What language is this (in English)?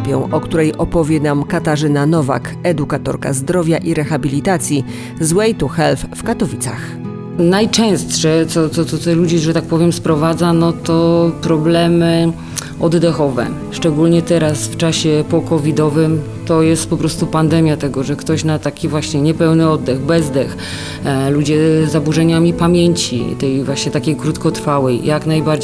Polish